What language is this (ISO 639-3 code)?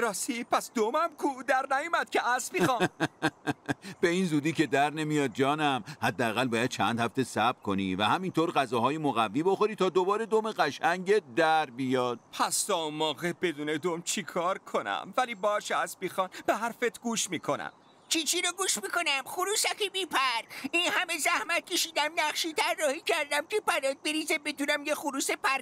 fas